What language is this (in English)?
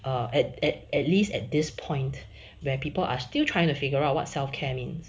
English